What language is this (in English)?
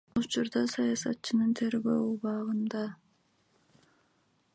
Kyrgyz